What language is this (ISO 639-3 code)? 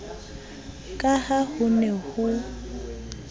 sot